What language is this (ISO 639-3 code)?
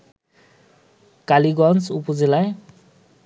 ben